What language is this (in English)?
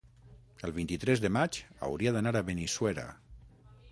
Catalan